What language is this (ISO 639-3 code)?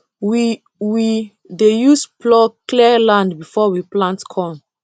pcm